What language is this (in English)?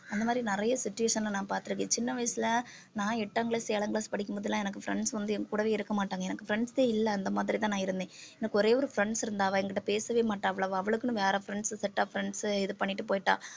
Tamil